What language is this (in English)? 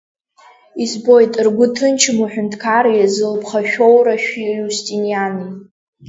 Abkhazian